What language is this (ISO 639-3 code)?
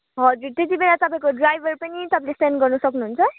nep